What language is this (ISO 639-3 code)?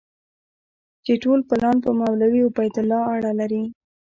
pus